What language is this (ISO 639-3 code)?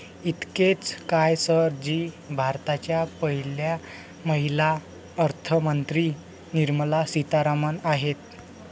mar